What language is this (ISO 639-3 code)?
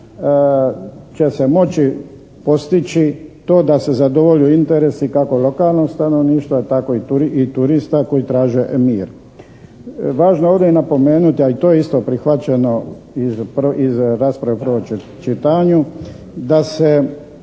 hrv